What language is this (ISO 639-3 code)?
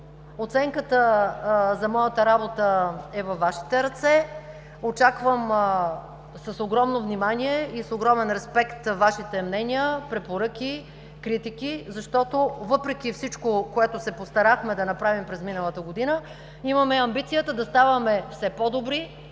bul